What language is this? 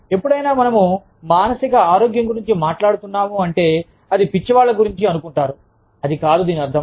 Telugu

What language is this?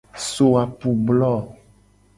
Gen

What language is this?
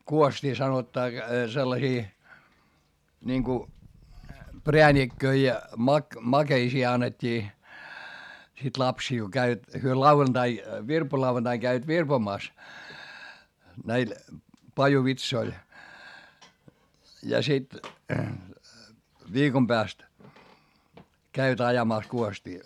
Finnish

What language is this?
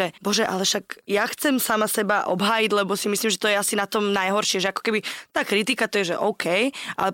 Slovak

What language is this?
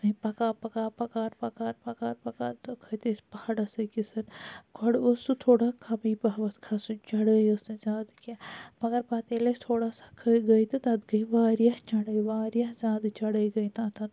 Kashmiri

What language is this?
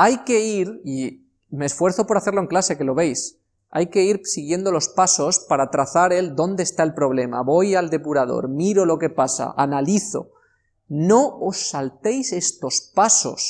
Spanish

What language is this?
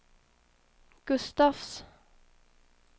Swedish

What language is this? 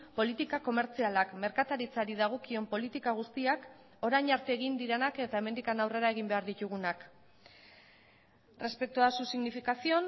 Basque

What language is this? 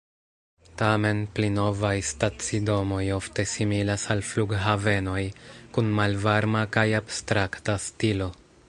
Esperanto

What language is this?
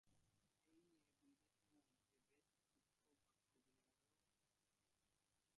Bangla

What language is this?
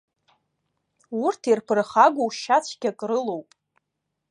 Abkhazian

